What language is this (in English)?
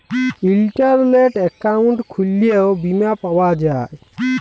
Bangla